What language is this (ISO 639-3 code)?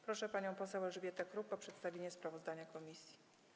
pol